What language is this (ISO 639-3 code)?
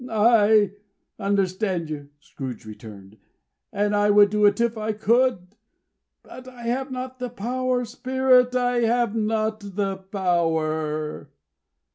eng